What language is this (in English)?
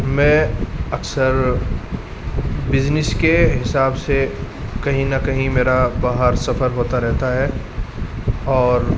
Urdu